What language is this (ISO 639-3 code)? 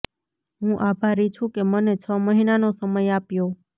guj